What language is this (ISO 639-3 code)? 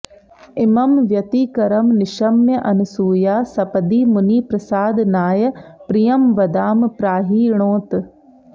san